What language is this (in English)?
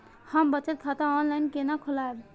Maithili